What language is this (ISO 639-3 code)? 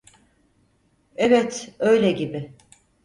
tur